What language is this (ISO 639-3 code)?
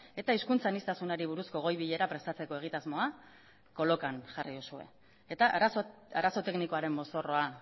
eus